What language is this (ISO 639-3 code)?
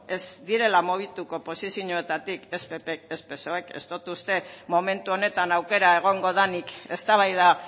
eus